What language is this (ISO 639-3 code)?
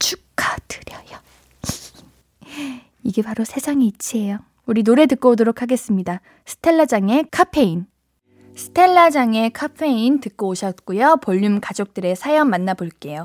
kor